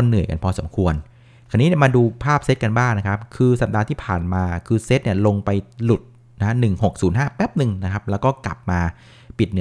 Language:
Thai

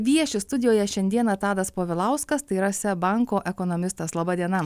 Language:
Lithuanian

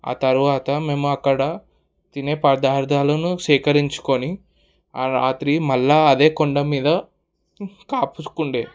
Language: Telugu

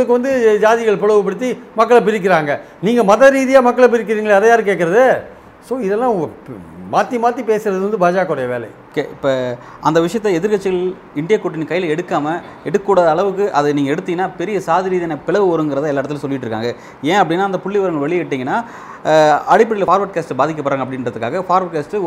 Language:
Tamil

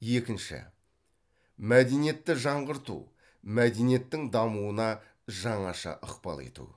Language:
Kazakh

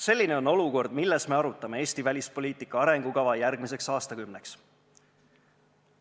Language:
Estonian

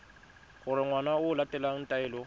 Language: Tswana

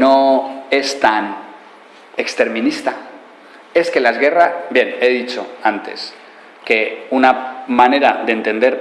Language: Spanish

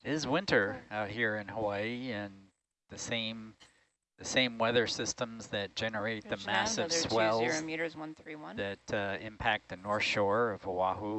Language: English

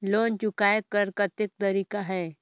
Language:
Chhattisgarhi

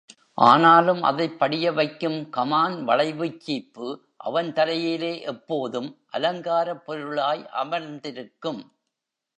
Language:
Tamil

